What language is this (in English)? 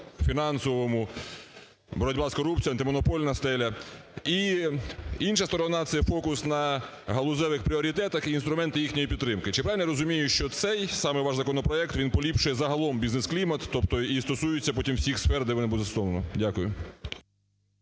Ukrainian